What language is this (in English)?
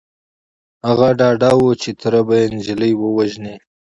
Pashto